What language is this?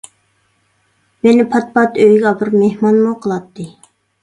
Uyghur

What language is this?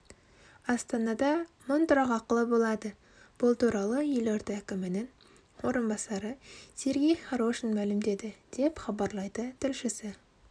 Kazakh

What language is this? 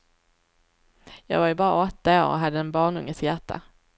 Swedish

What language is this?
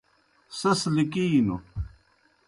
Kohistani Shina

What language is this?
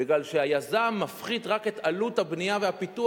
Hebrew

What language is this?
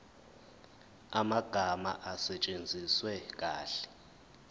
Zulu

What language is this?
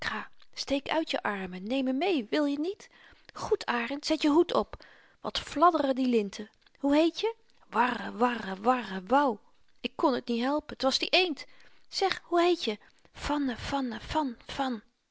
Dutch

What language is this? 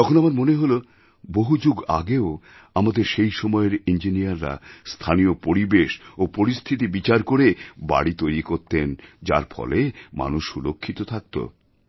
Bangla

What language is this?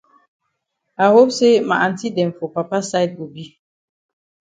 Cameroon Pidgin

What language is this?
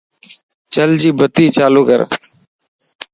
Lasi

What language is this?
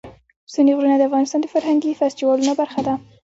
Pashto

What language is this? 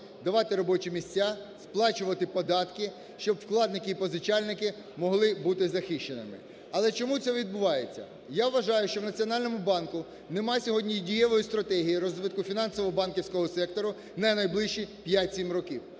Ukrainian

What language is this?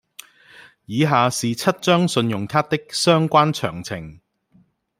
Cantonese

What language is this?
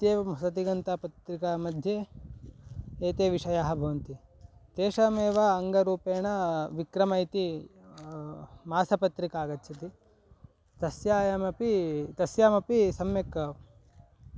Sanskrit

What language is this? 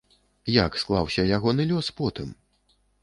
Belarusian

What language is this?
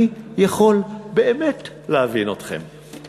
Hebrew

